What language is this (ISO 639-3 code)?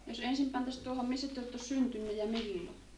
fin